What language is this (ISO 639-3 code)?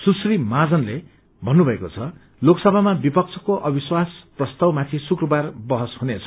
nep